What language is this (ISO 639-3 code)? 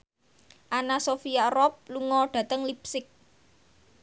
jav